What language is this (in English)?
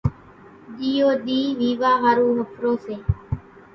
Kachi Koli